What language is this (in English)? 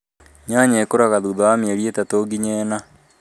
Kikuyu